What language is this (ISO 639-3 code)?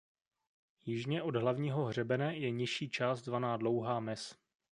ces